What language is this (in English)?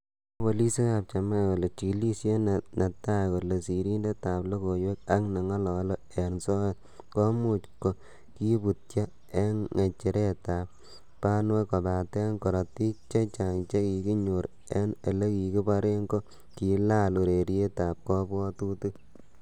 Kalenjin